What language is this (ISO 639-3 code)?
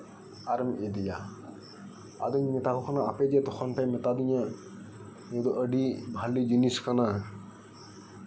sat